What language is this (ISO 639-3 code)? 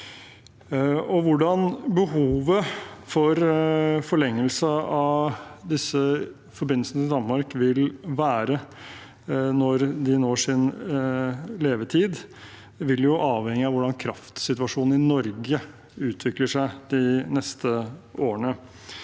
nor